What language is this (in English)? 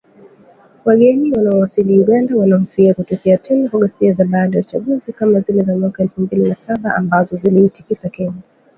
Swahili